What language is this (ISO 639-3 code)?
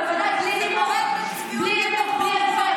heb